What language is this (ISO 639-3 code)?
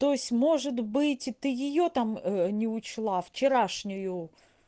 rus